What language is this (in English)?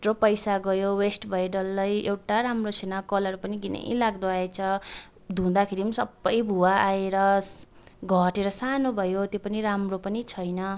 Nepali